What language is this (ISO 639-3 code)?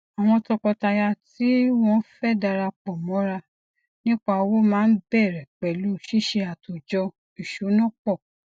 yor